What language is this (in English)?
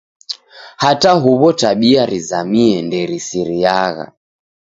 Taita